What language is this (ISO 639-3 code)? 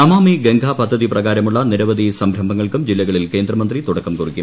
mal